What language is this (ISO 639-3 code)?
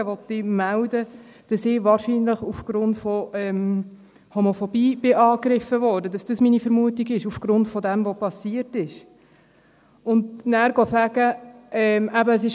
gsw